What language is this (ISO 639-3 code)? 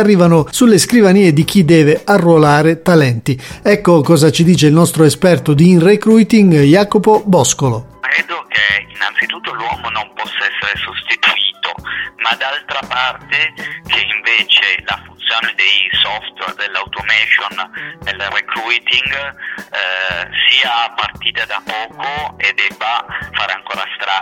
ita